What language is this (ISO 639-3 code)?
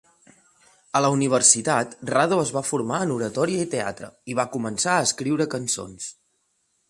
cat